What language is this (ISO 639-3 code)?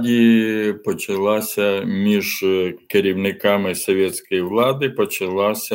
ukr